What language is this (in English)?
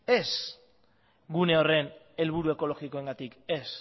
Basque